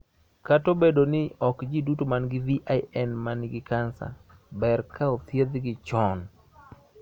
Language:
Luo (Kenya and Tanzania)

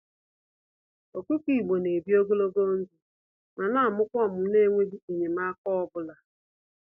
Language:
Igbo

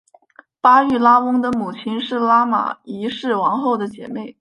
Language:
Chinese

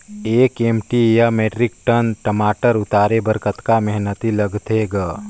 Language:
Chhattisgarhi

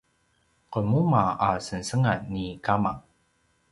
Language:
Paiwan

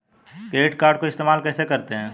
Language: Hindi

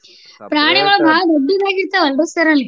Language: Kannada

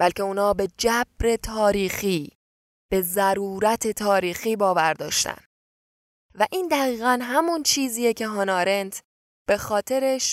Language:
Persian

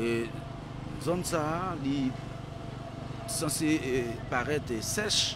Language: French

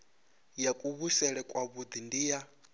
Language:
Venda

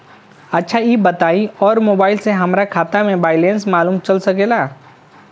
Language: Bhojpuri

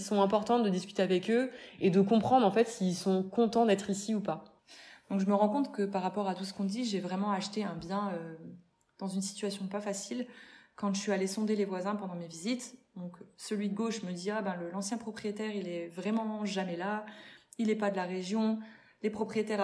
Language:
French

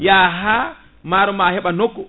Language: Fula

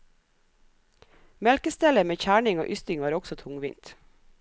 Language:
Norwegian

